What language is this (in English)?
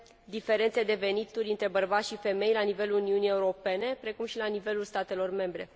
Romanian